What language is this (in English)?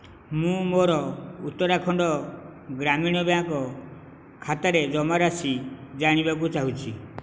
Odia